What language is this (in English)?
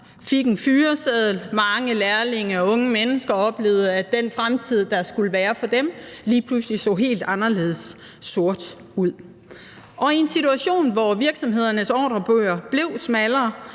Danish